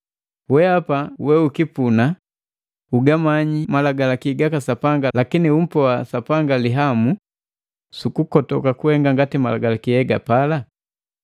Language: Matengo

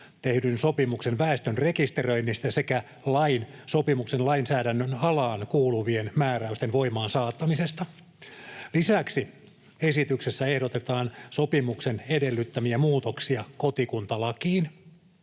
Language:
Finnish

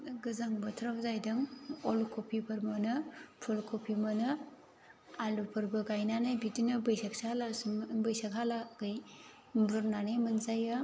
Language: Bodo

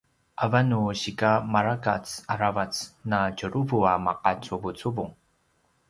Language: Paiwan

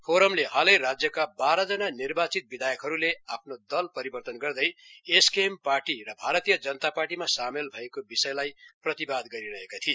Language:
Nepali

